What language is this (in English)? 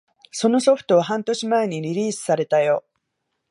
Japanese